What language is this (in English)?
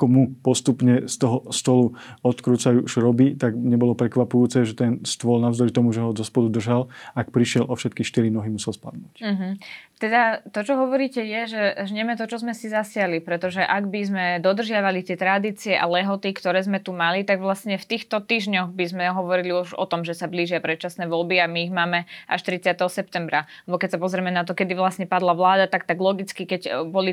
Slovak